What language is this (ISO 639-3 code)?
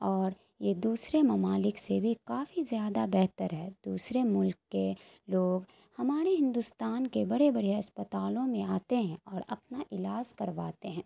urd